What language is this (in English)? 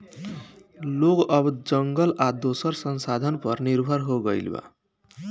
Bhojpuri